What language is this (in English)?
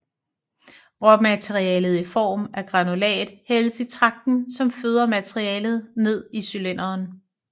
Danish